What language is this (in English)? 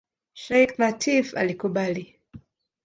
Swahili